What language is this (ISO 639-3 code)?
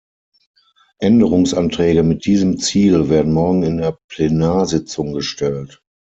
deu